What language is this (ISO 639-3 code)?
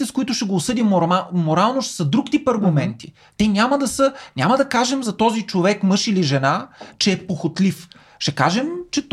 bul